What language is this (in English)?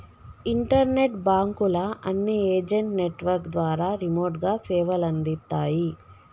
Telugu